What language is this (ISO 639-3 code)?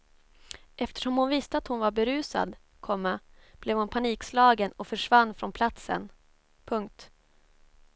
swe